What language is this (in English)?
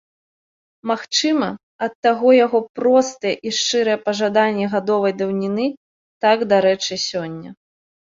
Belarusian